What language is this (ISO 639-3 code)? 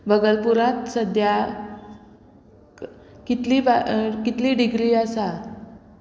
kok